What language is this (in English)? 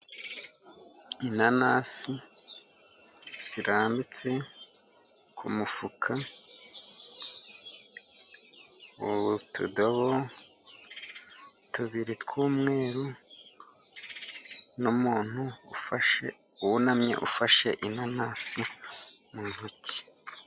Kinyarwanda